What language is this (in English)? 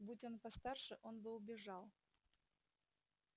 Russian